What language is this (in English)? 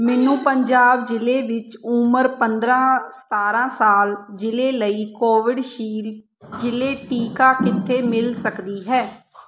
Punjabi